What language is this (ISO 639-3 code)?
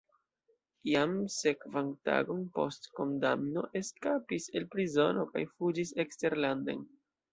epo